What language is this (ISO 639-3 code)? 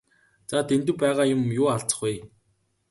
mon